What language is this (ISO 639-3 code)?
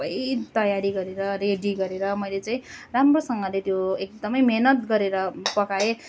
nep